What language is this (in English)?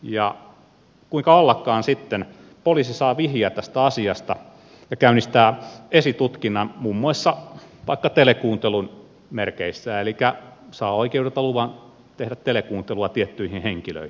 Finnish